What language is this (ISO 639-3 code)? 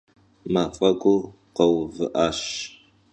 kbd